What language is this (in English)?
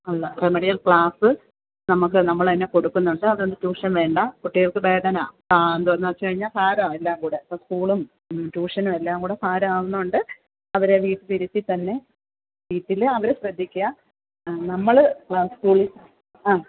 Malayalam